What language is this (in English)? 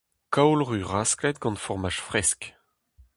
Breton